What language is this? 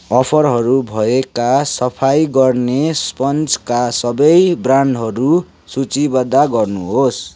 Nepali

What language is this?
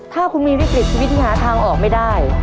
Thai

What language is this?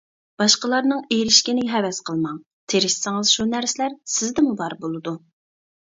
Uyghur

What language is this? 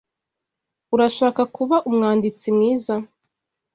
Kinyarwanda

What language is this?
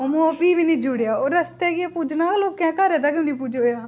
Dogri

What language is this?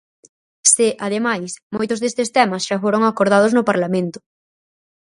Galician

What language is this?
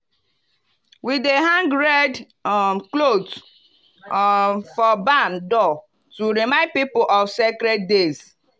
Nigerian Pidgin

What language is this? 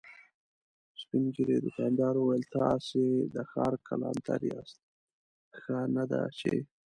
Pashto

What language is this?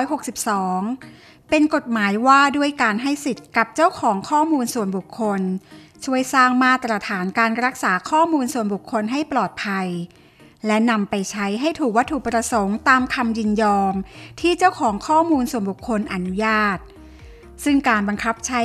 Thai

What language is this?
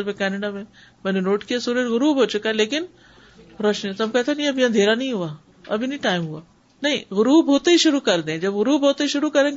Urdu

